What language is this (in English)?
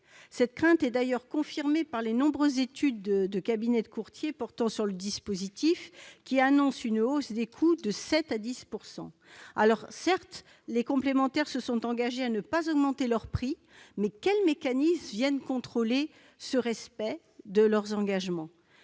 French